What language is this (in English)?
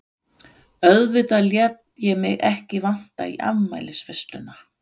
Icelandic